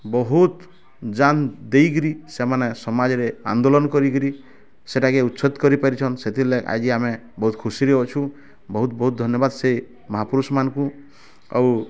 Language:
Odia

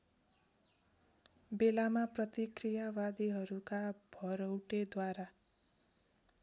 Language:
Nepali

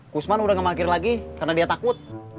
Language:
Indonesian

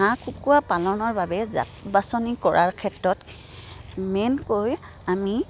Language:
Assamese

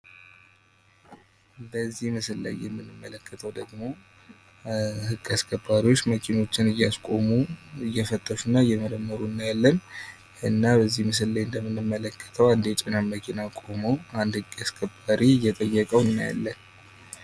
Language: Amharic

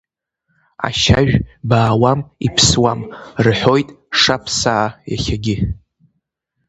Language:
Abkhazian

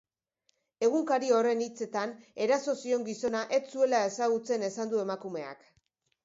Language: Basque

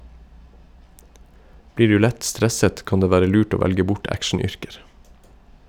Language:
Norwegian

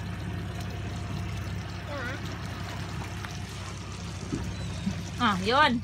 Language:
Thai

